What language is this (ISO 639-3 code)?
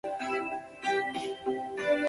zho